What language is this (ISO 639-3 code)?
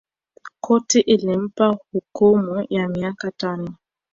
swa